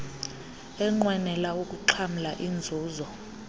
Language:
Xhosa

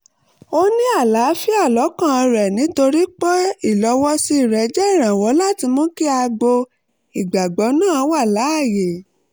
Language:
Yoruba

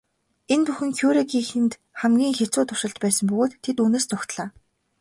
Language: Mongolian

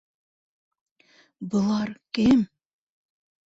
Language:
Bashkir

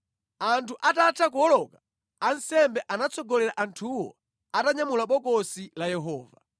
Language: Nyanja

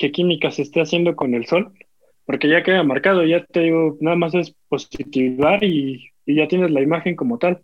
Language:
Spanish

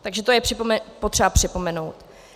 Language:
Czech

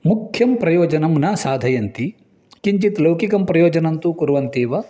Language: Sanskrit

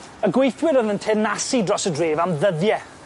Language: Welsh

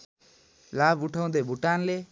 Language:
Nepali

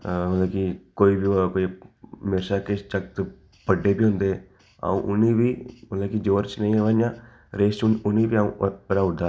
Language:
Dogri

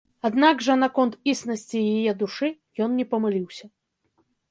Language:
Belarusian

